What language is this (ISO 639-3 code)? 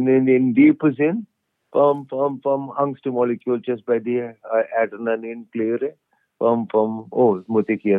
nld